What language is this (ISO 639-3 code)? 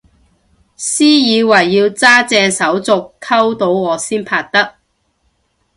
yue